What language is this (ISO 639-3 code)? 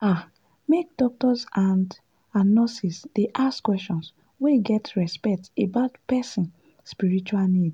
pcm